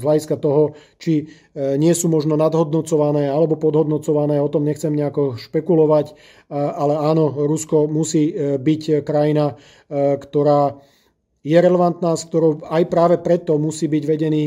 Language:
Slovak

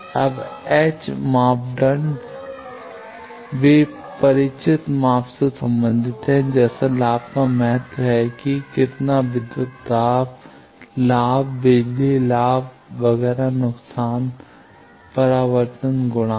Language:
Hindi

